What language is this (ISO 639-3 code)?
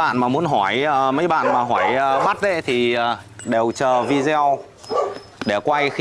vie